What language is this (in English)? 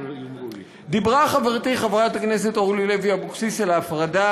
Hebrew